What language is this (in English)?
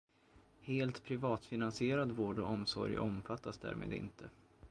Swedish